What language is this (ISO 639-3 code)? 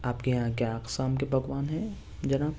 urd